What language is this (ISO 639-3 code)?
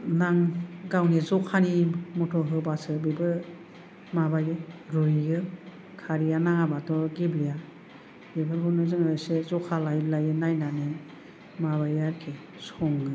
brx